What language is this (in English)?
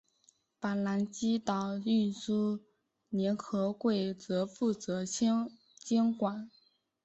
Chinese